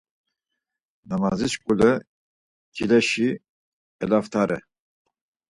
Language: Laz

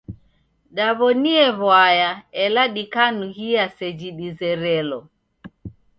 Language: Taita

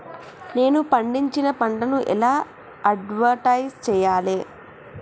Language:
Telugu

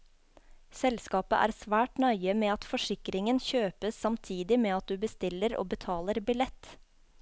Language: Norwegian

